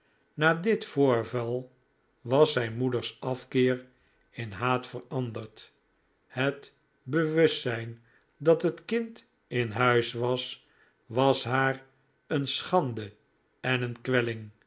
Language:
Dutch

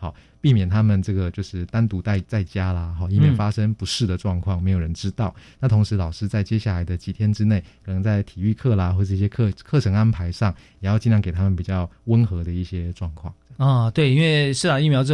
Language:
Chinese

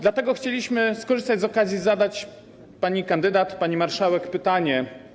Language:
Polish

